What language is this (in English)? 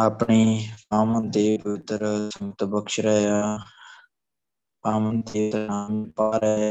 Punjabi